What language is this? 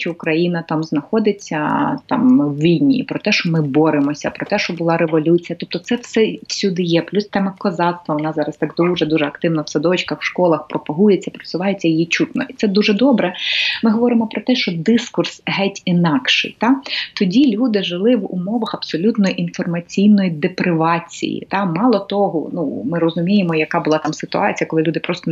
Ukrainian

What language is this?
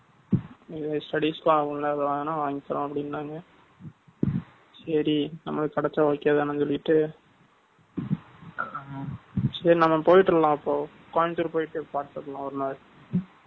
Tamil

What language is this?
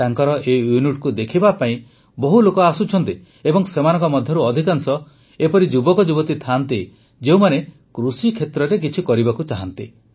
Odia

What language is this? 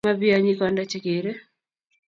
Kalenjin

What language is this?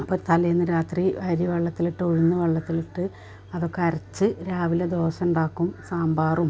Malayalam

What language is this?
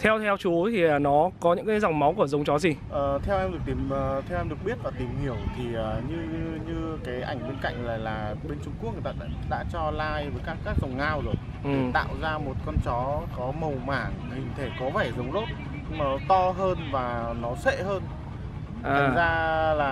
Vietnamese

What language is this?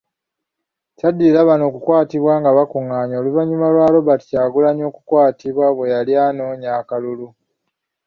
Ganda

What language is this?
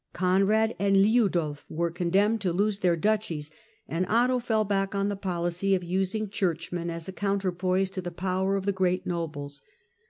English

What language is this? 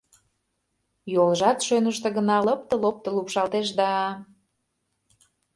Mari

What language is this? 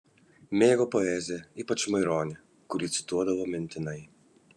Lithuanian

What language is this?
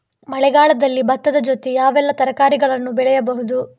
Kannada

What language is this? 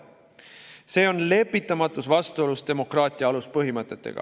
Estonian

